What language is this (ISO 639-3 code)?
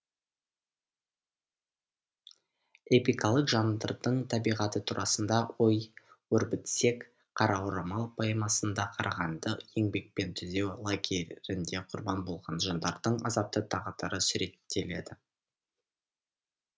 kaz